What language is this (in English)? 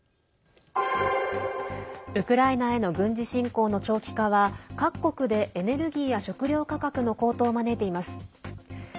Japanese